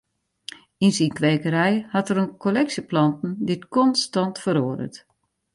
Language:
Western Frisian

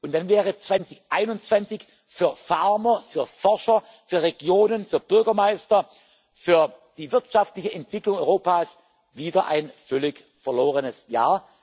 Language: German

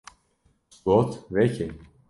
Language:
Kurdish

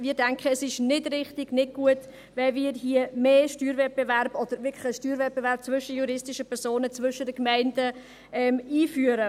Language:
Swiss German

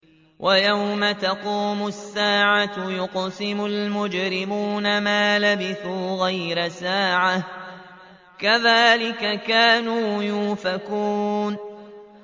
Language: Arabic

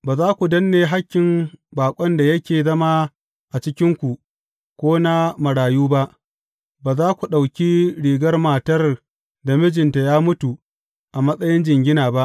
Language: Hausa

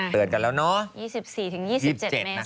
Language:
Thai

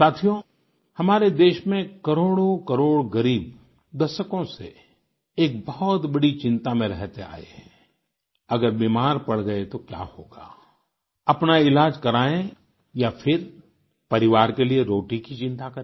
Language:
Hindi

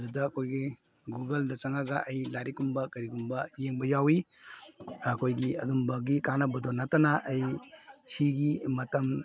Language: Manipuri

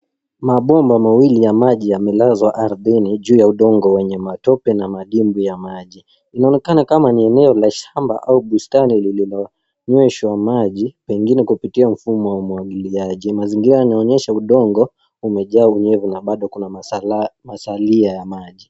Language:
Swahili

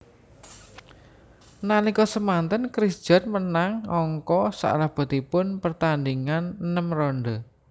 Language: Javanese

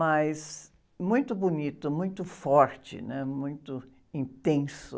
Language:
Portuguese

